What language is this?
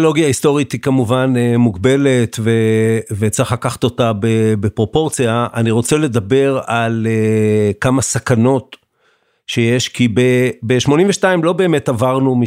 Hebrew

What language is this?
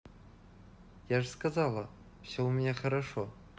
Russian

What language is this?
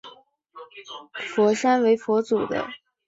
Chinese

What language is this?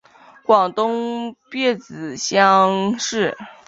Chinese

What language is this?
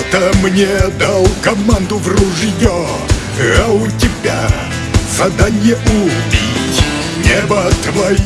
Russian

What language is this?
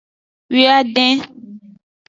Aja (Benin)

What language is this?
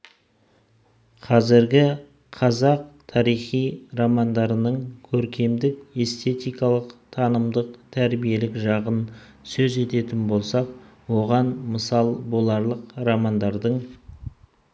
Kazakh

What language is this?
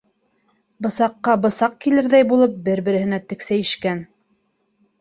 Bashkir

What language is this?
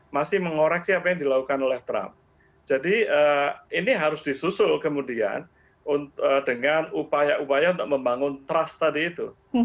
Indonesian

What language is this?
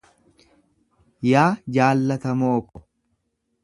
Oromo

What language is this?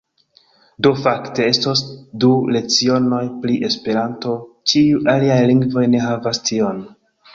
Esperanto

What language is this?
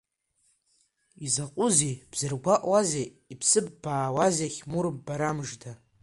Abkhazian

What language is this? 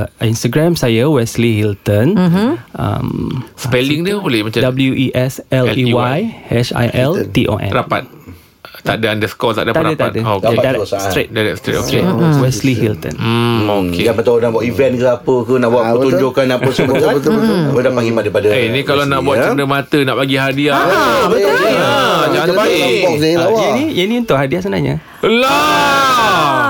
Malay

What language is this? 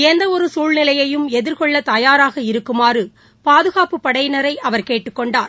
Tamil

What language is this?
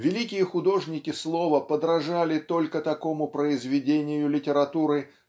Russian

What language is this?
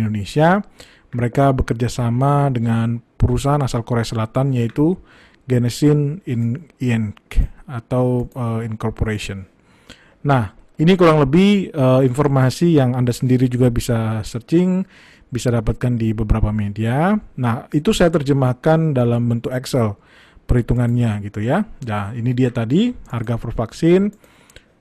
Indonesian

